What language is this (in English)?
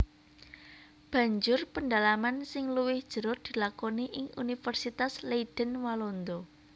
Javanese